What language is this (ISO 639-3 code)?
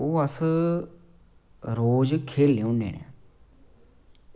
doi